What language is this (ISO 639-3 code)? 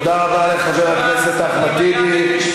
heb